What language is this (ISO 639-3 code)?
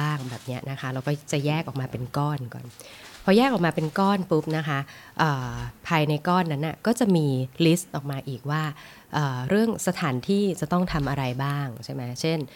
tha